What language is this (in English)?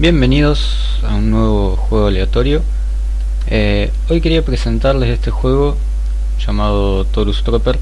Spanish